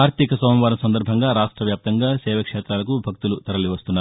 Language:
Telugu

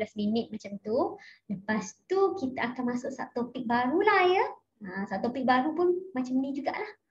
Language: Malay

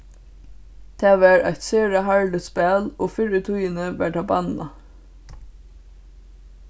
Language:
Faroese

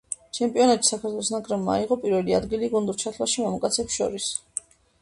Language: Georgian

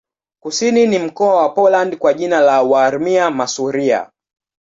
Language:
Swahili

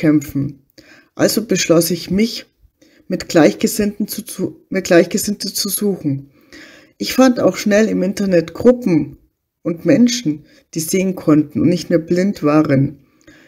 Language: German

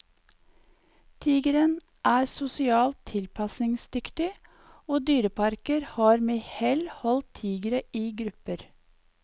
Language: Norwegian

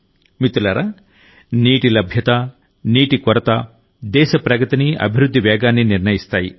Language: Telugu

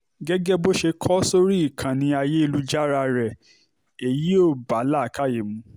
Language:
Yoruba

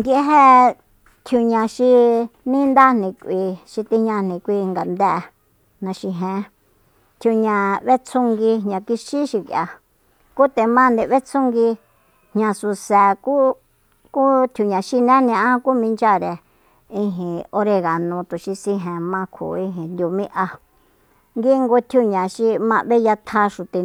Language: Soyaltepec Mazatec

